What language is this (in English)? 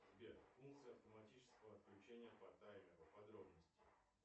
Russian